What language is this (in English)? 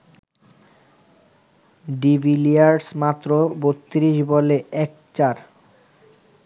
Bangla